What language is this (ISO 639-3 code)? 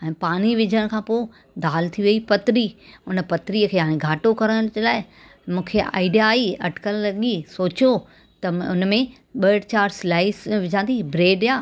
snd